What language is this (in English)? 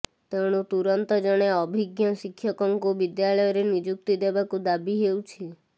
Odia